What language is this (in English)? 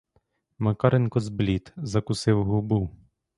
Ukrainian